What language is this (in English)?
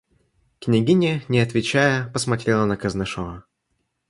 Russian